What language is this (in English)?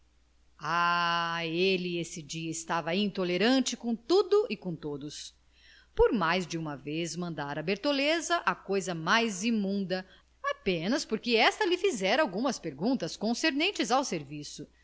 Portuguese